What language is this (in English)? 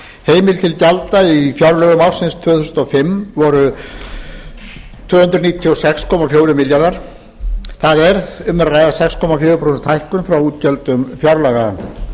Icelandic